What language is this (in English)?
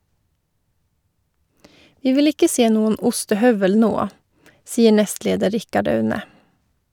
Norwegian